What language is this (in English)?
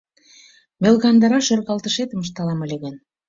Mari